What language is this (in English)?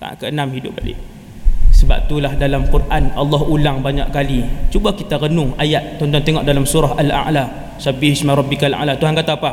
Malay